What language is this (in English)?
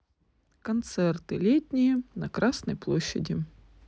Russian